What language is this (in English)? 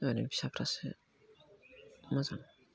Bodo